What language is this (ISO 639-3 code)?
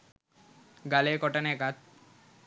sin